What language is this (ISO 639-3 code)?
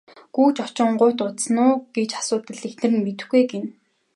mon